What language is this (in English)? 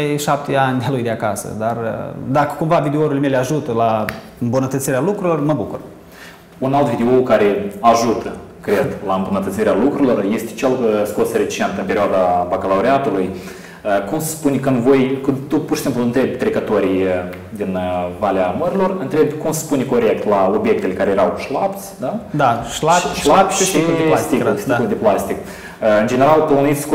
Romanian